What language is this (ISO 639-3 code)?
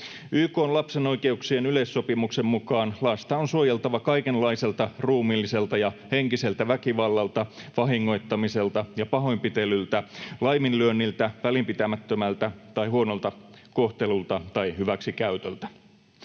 fin